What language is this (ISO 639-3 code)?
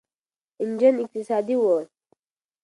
pus